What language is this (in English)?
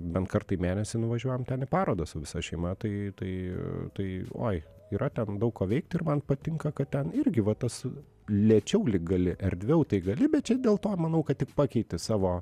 Lithuanian